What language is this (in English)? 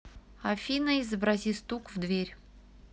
Russian